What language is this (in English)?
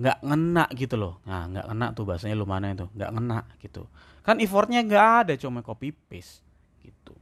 Indonesian